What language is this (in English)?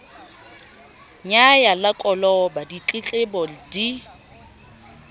Southern Sotho